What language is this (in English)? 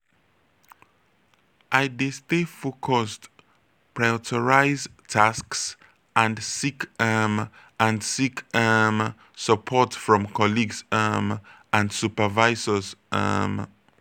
Nigerian Pidgin